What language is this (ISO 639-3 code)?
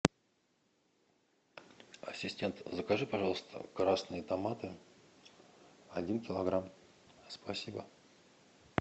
rus